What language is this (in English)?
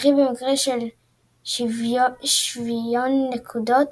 Hebrew